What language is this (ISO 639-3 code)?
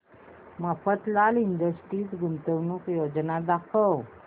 mar